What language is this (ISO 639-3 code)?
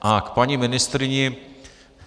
ces